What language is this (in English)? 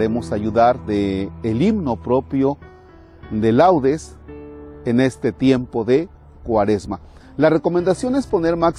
Spanish